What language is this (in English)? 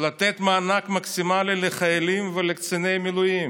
Hebrew